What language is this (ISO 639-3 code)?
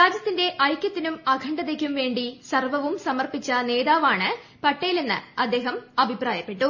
mal